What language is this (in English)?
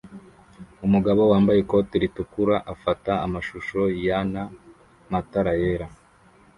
Kinyarwanda